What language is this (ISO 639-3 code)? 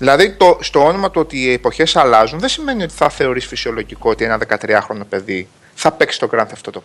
ell